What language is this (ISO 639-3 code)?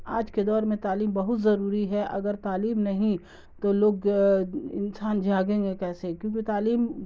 urd